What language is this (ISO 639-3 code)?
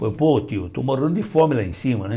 por